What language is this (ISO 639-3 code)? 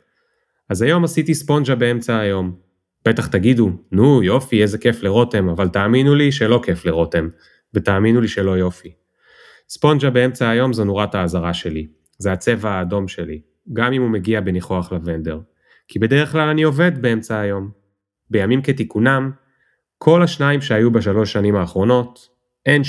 heb